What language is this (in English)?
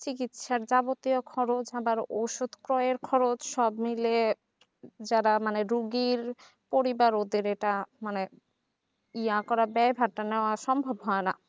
Bangla